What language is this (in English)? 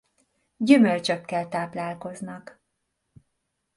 Hungarian